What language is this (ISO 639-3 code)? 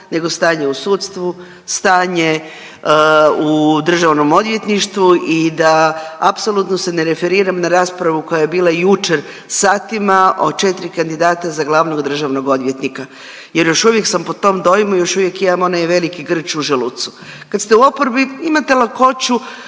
hrv